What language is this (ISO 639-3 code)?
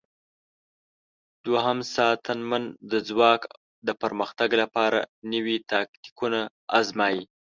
pus